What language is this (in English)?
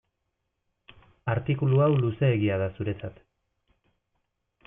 Basque